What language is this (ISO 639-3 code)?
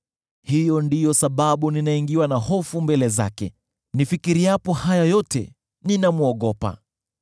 swa